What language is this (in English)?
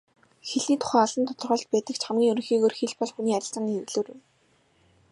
Mongolian